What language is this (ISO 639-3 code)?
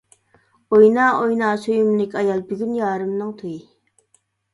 uig